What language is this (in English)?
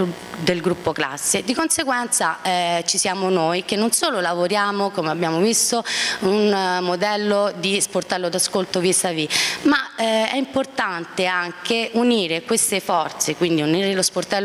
Italian